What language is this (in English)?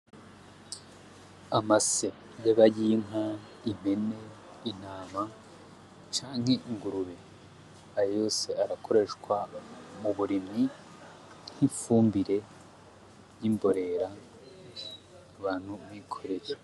Rundi